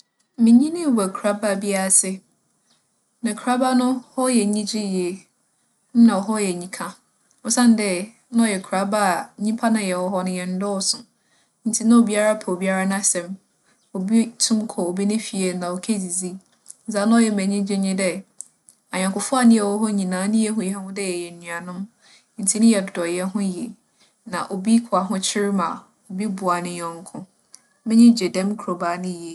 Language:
Akan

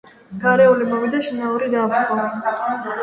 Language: Georgian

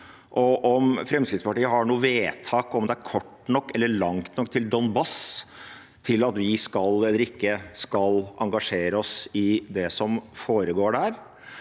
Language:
Norwegian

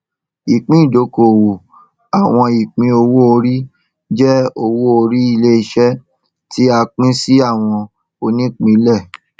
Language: Yoruba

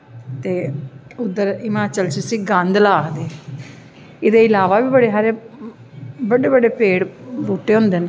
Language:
Dogri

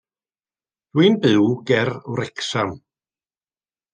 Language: Welsh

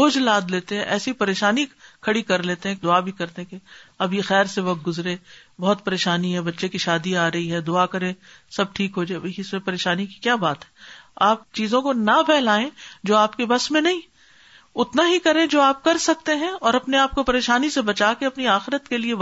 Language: Urdu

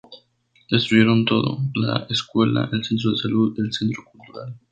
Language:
Spanish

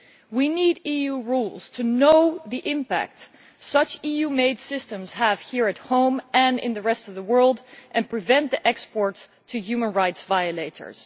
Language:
English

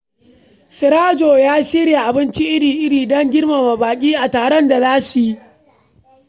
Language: Hausa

